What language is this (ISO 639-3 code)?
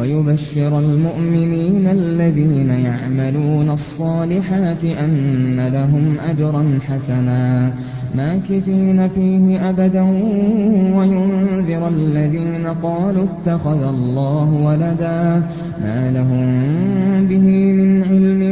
ara